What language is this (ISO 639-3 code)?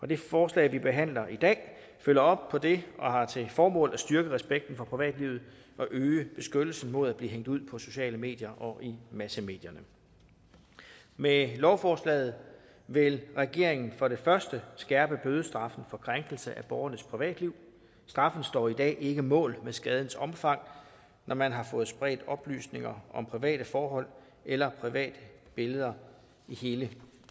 dan